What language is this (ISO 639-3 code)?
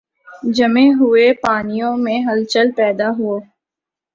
urd